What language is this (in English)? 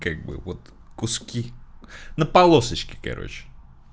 Russian